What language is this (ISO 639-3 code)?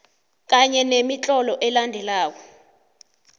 nbl